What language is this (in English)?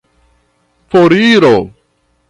Esperanto